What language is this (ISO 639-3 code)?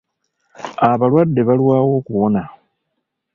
lug